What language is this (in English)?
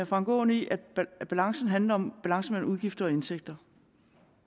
Danish